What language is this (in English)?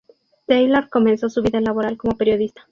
Spanish